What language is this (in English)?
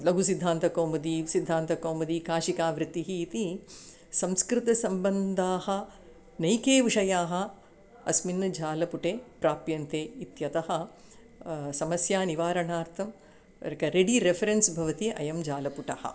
Sanskrit